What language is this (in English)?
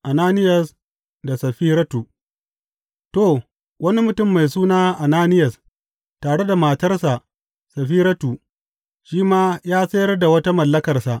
Hausa